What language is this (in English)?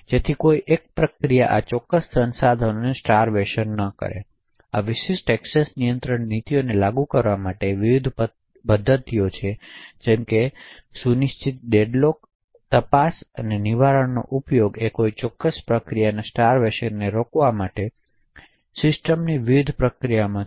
Gujarati